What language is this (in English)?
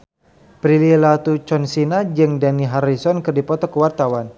Sundanese